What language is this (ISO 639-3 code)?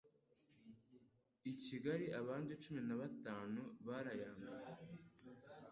kin